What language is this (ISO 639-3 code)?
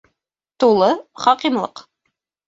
bak